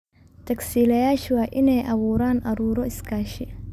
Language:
Somali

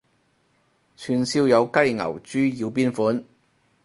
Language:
Cantonese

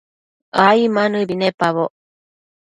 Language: Matsés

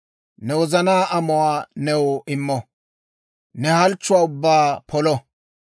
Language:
Dawro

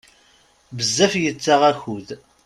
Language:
Kabyle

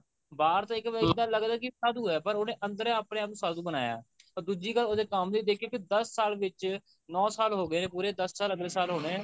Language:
Punjabi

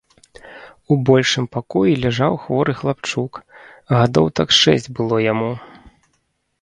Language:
Belarusian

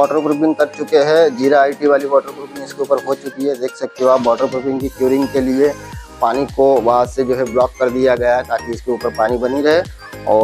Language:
Hindi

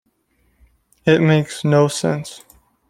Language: English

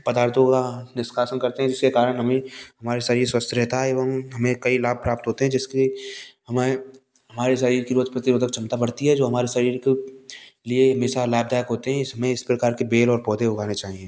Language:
Hindi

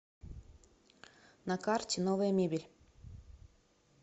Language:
Russian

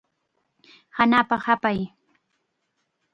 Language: Chiquián Ancash Quechua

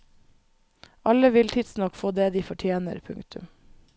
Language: Norwegian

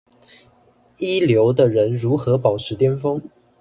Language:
Chinese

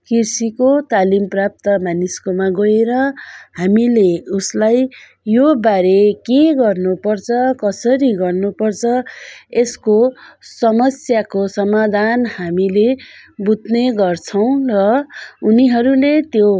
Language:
Nepali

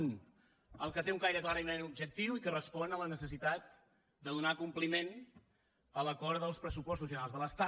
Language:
Catalan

